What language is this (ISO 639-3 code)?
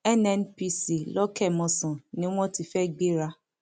yor